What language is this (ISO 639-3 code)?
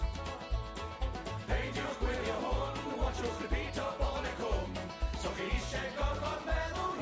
cym